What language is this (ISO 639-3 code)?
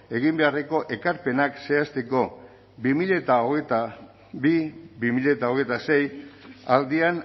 eus